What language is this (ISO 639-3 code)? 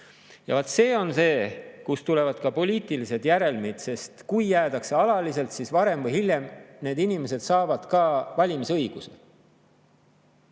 est